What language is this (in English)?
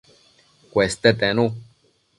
Matsés